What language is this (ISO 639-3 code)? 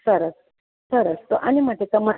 guj